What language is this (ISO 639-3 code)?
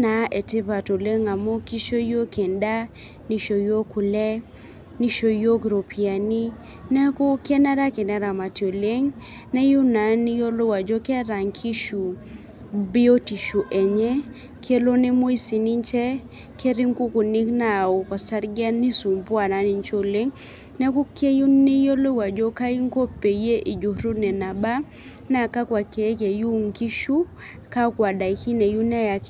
mas